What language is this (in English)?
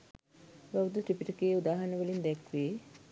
Sinhala